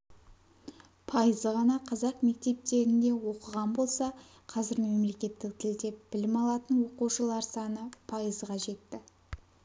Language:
Kazakh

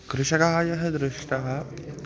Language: Sanskrit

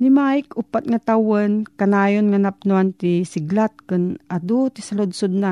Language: Filipino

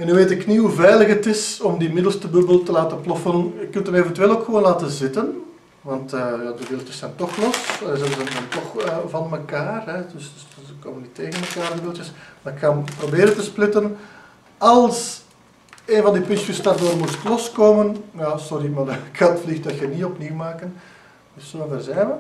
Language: Dutch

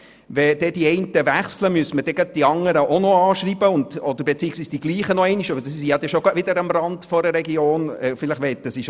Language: Swiss German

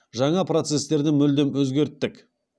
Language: Kazakh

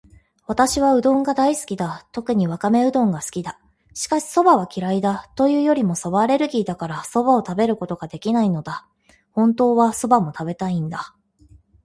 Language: Japanese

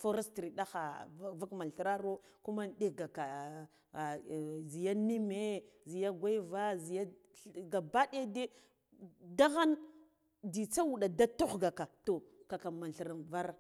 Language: Guduf-Gava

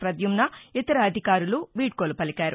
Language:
Telugu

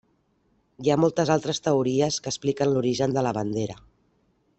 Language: Catalan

